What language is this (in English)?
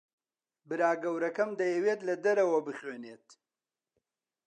Central Kurdish